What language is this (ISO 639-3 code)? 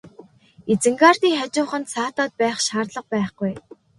mon